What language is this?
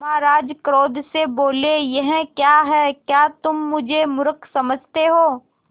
Hindi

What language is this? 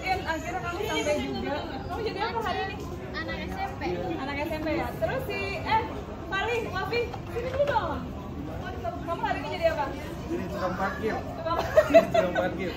Indonesian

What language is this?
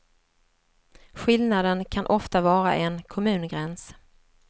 Swedish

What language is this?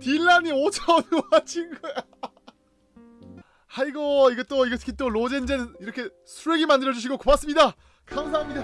Korean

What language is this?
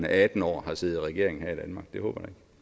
Danish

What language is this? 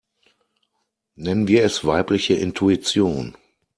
German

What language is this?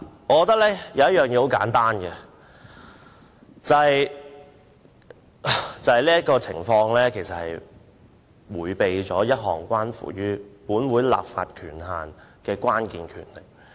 Cantonese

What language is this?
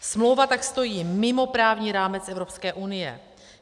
Czech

